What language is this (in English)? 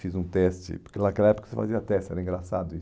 Portuguese